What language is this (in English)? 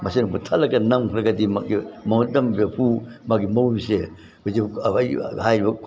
Manipuri